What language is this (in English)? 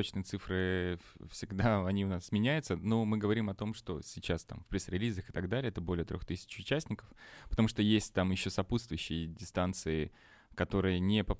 Russian